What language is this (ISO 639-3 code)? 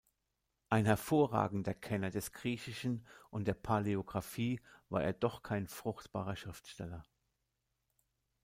deu